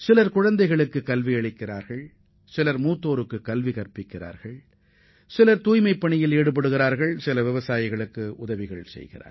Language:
Tamil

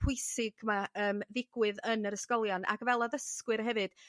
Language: Welsh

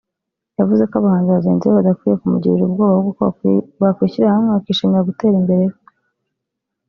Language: Kinyarwanda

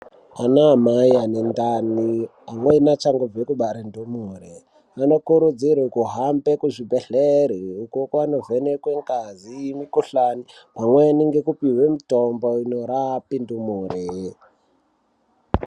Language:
Ndau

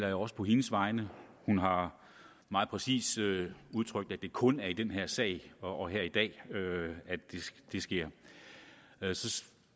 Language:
Danish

